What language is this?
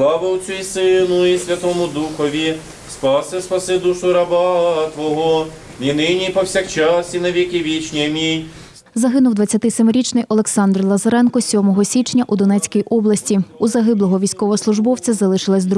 Ukrainian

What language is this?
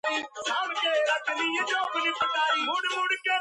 Georgian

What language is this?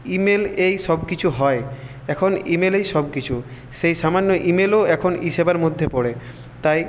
Bangla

